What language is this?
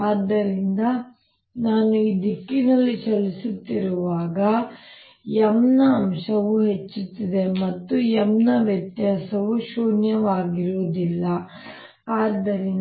Kannada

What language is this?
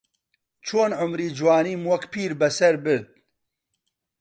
Central Kurdish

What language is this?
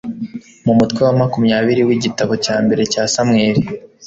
Kinyarwanda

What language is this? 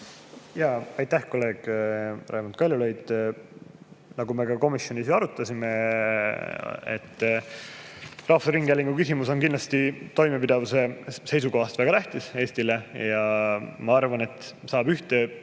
Estonian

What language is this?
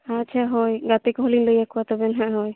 Santali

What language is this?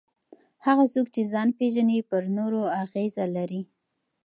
Pashto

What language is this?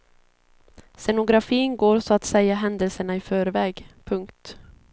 Swedish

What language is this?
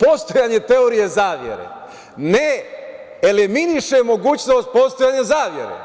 Serbian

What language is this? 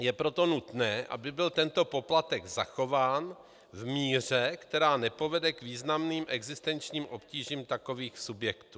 Czech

